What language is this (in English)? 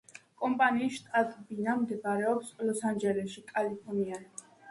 Georgian